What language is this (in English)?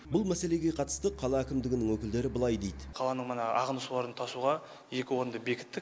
Kazakh